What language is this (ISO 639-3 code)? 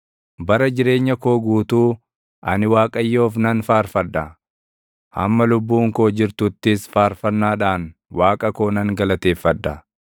orm